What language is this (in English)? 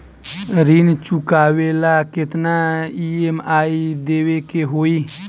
Bhojpuri